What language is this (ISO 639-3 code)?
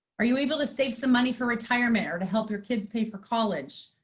eng